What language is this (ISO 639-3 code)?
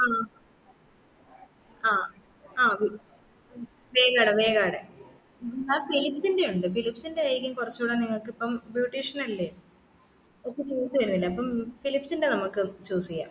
mal